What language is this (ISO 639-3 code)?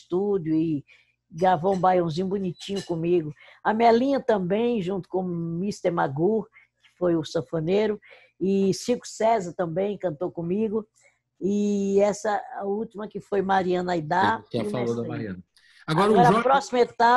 por